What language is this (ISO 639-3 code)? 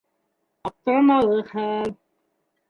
bak